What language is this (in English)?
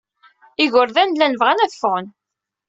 Kabyle